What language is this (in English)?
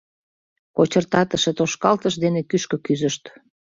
Mari